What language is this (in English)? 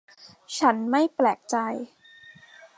Thai